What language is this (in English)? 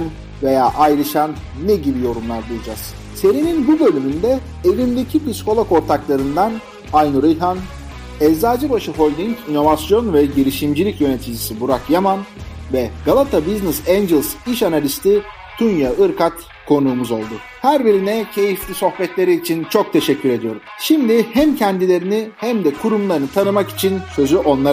Turkish